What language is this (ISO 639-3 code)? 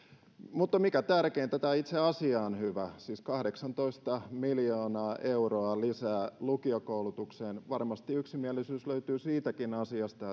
fin